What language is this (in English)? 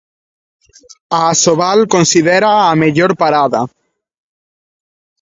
Galician